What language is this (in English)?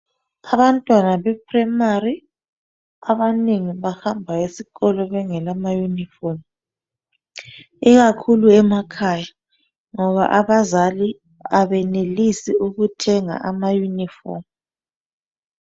North Ndebele